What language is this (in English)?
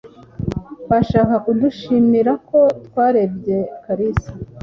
Kinyarwanda